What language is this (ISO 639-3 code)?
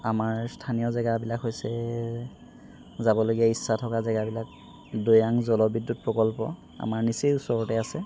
asm